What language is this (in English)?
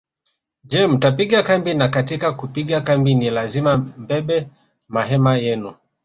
Swahili